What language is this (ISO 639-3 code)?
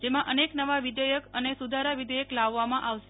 guj